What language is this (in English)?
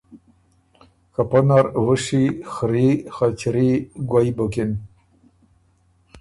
Ormuri